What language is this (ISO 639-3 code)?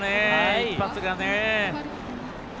jpn